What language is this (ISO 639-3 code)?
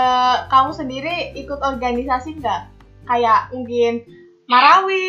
ind